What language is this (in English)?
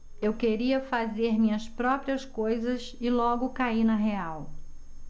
Portuguese